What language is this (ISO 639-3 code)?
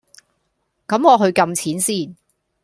yue